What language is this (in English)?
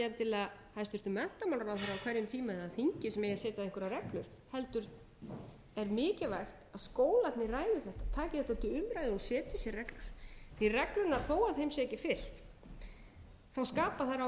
Icelandic